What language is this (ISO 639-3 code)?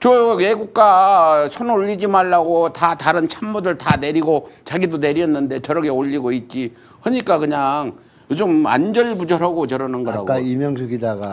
kor